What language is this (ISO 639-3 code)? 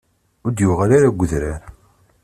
kab